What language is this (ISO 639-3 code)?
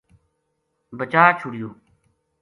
gju